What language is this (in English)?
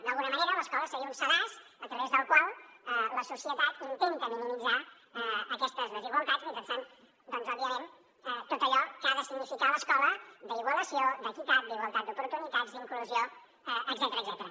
Catalan